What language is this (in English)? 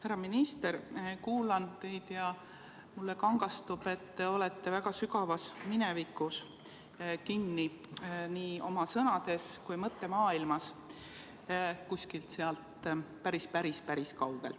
Estonian